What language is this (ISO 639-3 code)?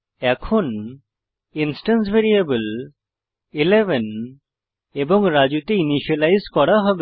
ben